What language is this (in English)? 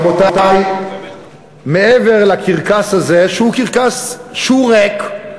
Hebrew